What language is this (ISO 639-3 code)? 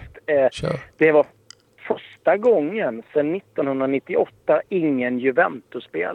swe